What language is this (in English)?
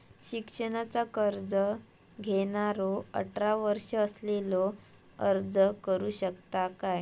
Marathi